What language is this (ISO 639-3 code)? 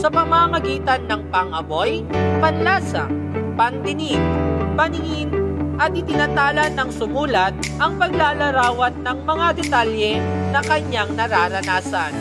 fil